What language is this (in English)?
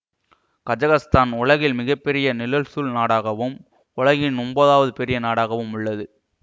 Tamil